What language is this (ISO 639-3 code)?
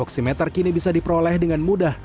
ind